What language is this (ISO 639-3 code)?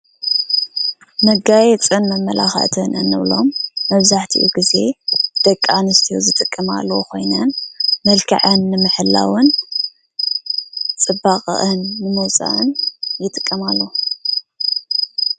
tir